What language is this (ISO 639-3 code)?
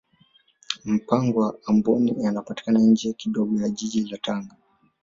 swa